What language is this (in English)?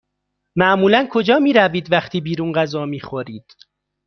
Persian